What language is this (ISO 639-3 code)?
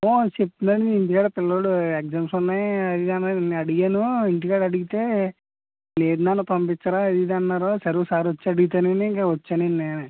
tel